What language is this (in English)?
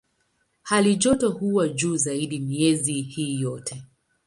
Swahili